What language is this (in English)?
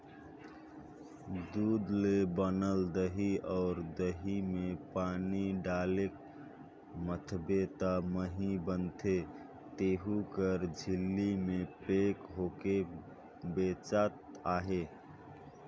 Chhattisgarhi